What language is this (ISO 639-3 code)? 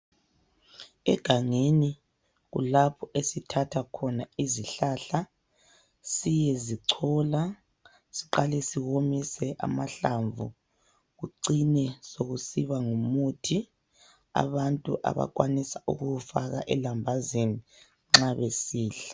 nde